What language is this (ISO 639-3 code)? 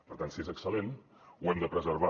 cat